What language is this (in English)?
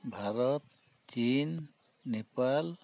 Santali